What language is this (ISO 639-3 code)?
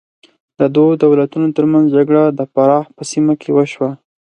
pus